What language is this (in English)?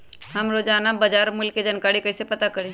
Magahi